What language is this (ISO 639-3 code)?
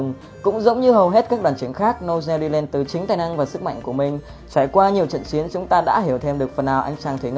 vie